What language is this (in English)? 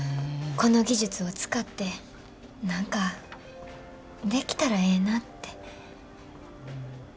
Japanese